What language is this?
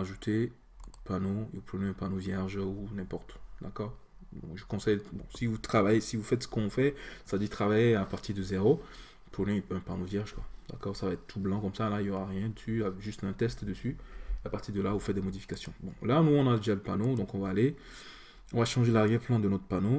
French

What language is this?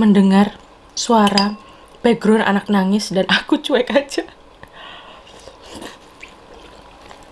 Indonesian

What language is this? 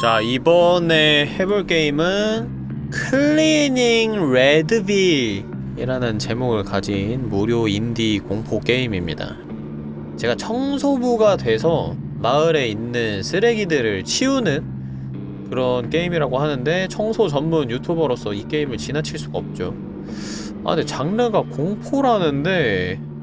Korean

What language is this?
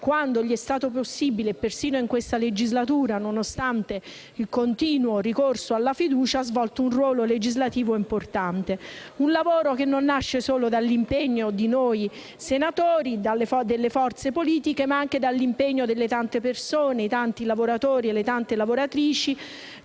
Italian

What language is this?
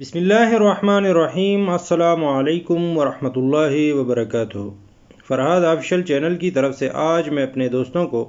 Urdu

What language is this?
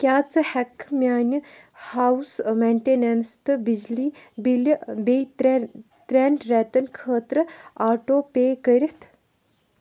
Kashmiri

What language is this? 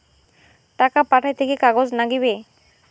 Bangla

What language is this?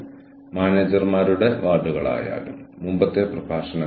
Malayalam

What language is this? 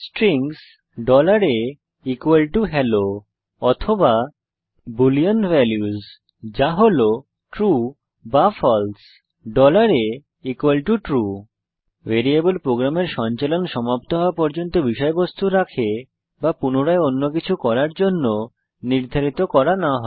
Bangla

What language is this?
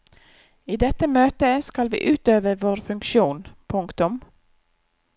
Norwegian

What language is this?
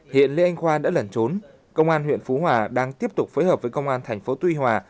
Vietnamese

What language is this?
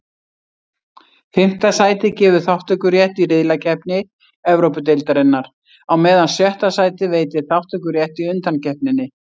Icelandic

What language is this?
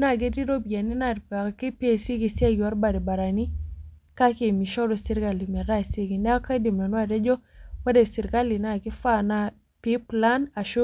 Masai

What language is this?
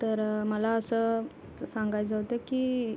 Marathi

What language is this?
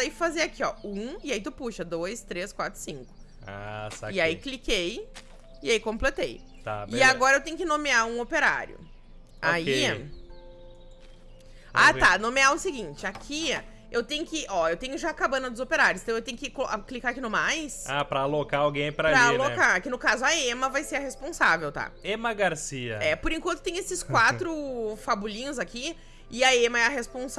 Portuguese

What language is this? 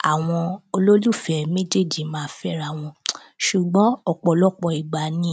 Yoruba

